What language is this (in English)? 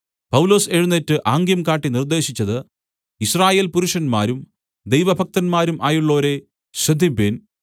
Malayalam